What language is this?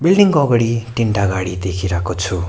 Nepali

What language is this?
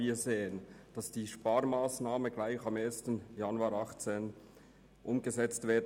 Swiss German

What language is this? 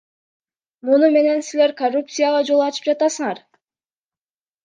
Kyrgyz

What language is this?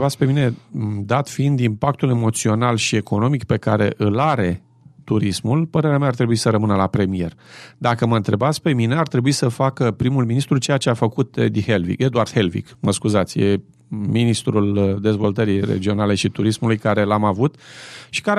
Romanian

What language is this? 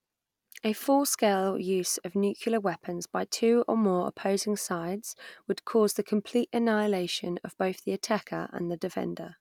English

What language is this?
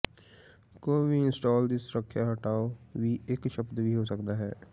Punjabi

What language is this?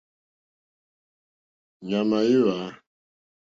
Mokpwe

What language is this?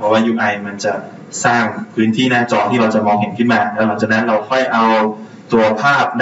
Thai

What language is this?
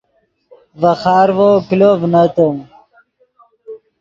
Yidgha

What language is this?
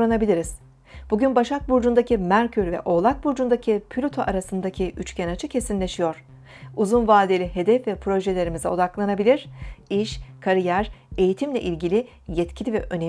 Turkish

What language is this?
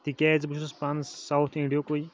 Kashmiri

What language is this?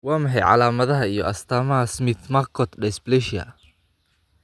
Somali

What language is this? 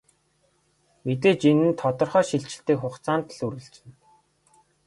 Mongolian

